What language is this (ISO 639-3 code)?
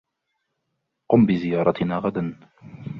ara